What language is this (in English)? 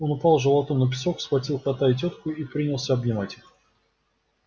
Russian